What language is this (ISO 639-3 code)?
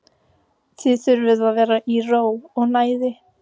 isl